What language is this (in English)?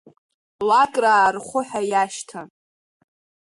Abkhazian